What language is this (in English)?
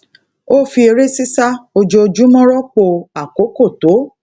Yoruba